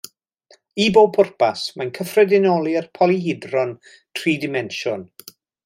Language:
Welsh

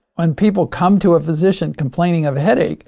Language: English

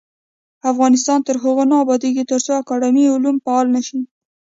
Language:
Pashto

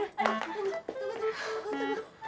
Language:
Indonesian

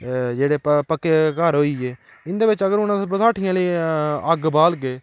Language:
Dogri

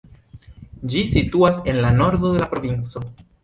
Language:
Esperanto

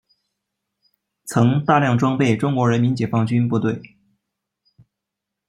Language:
Chinese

